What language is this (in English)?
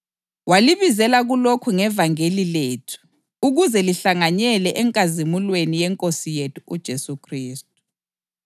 North Ndebele